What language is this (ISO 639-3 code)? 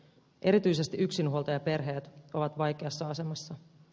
fin